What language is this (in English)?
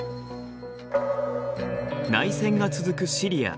Japanese